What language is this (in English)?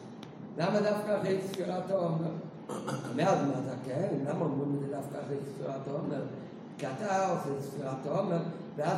Hebrew